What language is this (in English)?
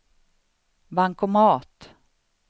Swedish